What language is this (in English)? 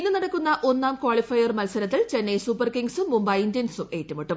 Malayalam